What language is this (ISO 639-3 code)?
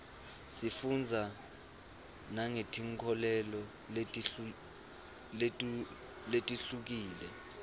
ssw